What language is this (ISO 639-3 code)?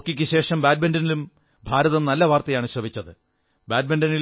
mal